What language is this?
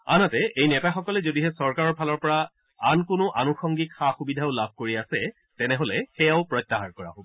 Assamese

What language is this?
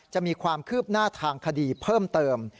Thai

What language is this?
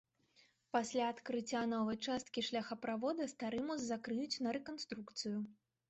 Belarusian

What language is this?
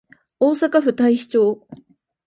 Japanese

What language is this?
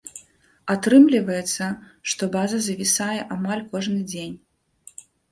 Belarusian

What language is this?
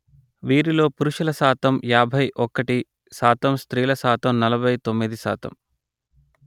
Telugu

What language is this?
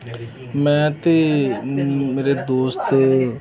Punjabi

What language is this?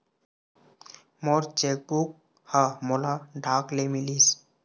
Chhattisgarhi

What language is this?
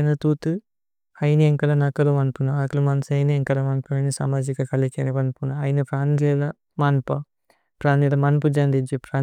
Tulu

